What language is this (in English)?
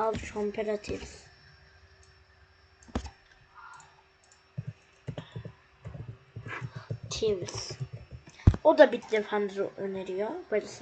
Turkish